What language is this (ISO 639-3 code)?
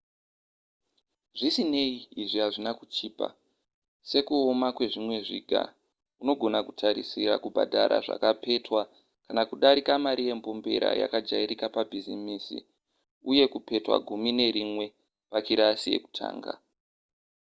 sna